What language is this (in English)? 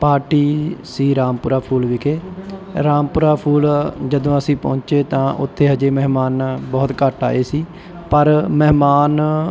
Punjabi